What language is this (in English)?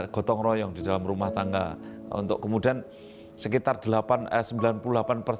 Indonesian